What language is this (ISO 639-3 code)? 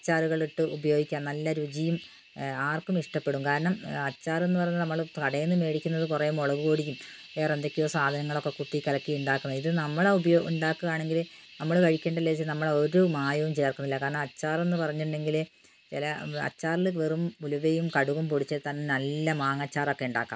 mal